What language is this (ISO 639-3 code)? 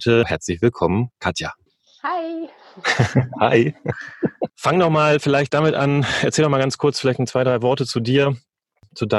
deu